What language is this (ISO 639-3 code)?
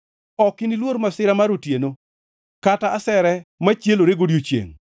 luo